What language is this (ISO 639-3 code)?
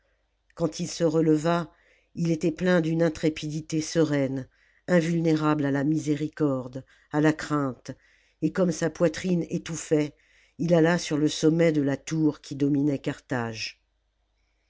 fra